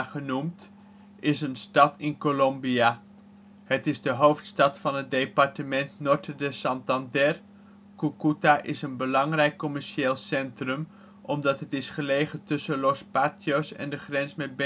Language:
Dutch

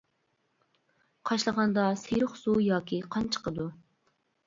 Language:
Uyghur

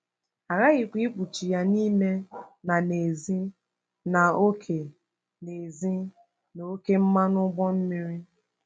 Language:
Igbo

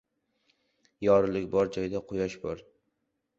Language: Uzbek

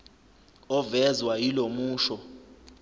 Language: Zulu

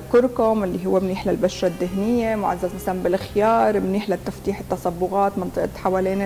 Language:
Arabic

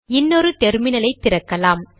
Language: Tamil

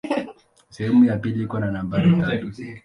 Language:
Swahili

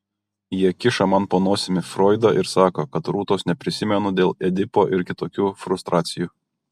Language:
Lithuanian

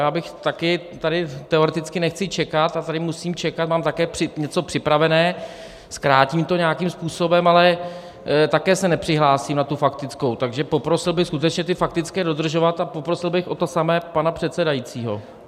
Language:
Czech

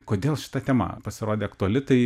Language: Lithuanian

